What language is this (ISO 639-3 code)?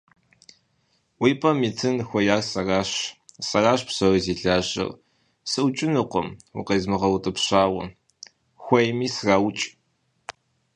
kbd